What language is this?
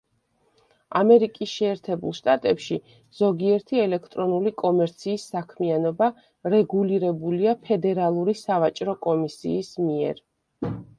Georgian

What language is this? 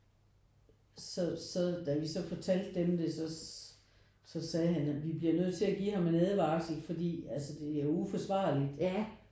Danish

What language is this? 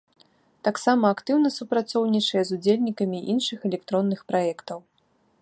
Belarusian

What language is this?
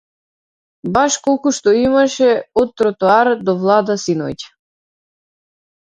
Macedonian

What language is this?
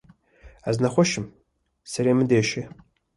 Kurdish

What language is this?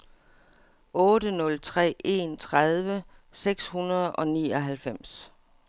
Danish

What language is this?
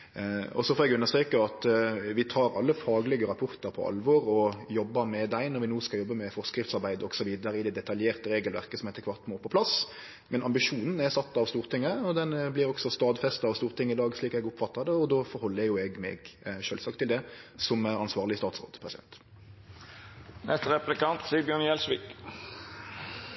Norwegian Nynorsk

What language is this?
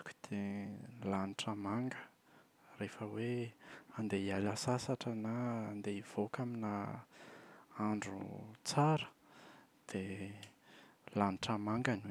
Malagasy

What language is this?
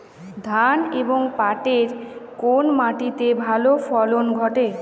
Bangla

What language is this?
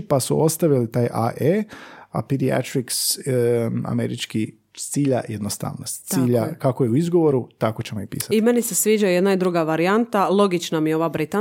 Croatian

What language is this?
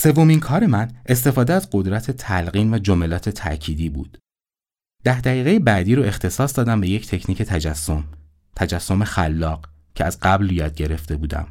Persian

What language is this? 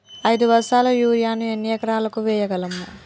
Telugu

